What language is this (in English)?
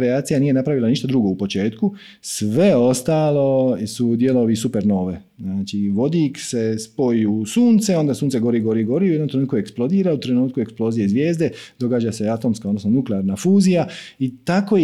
Croatian